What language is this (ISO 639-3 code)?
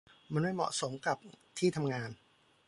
tha